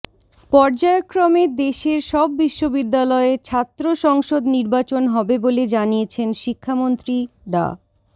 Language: Bangla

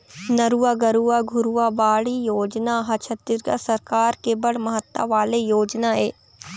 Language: Chhattisgarhi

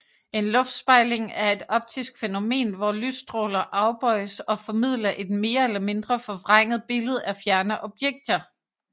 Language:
Danish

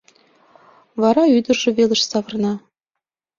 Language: Mari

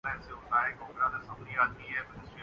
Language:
Urdu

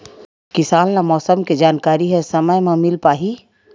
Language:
Chhattisgarhi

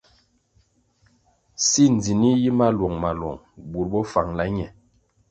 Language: Kwasio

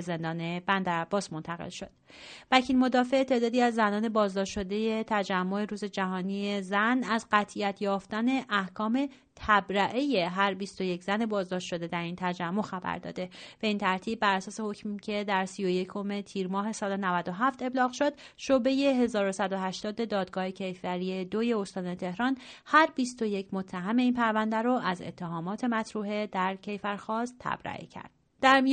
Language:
Persian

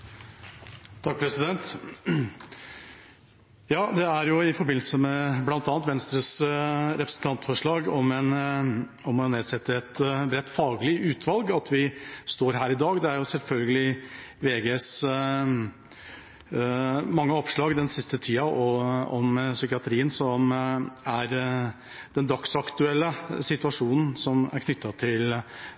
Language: Norwegian Bokmål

